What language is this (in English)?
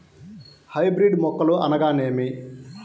Telugu